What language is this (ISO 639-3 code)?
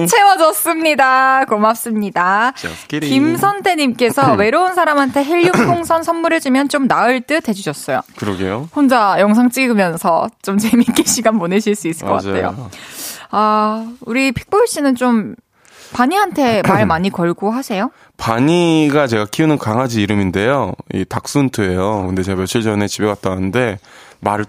kor